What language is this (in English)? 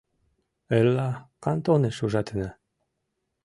Mari